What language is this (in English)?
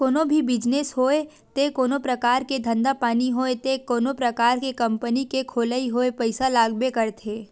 Chhattisgarhi